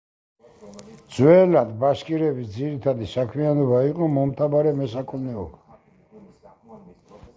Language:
Georgian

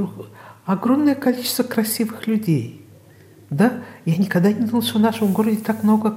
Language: Russian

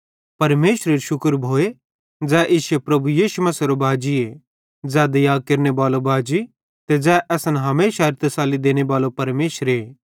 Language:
Bhadrawahi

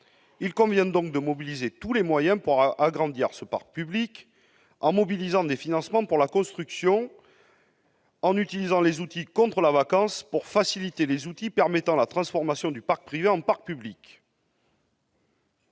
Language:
French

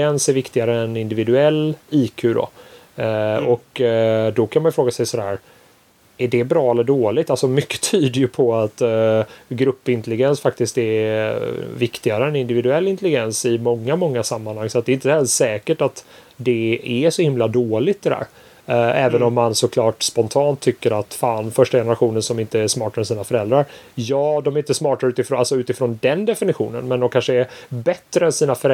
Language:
Swedish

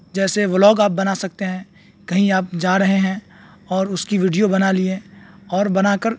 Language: Urdu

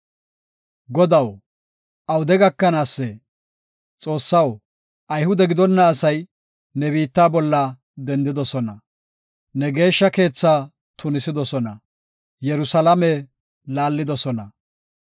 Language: Gofa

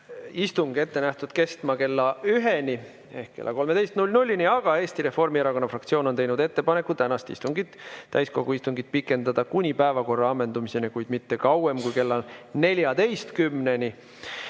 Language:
Estonian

